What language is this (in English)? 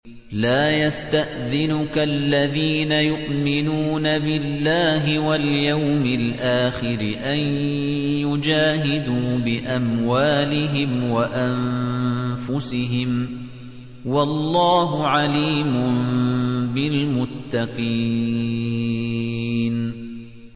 Arabic